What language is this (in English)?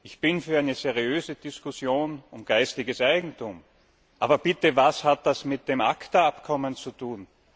German